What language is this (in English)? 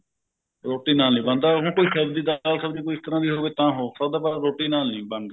Punjabi